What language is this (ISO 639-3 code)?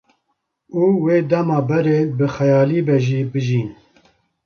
kur